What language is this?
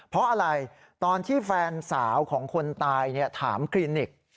Thai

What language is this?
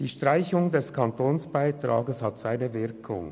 Swiss German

